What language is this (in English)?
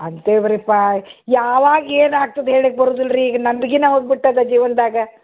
Kannada